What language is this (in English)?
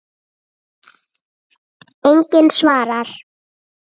Icelandic